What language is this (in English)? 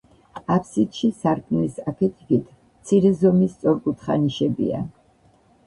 Georgian